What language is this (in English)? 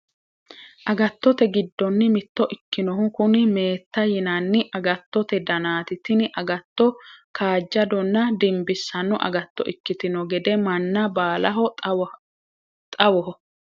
Sidamo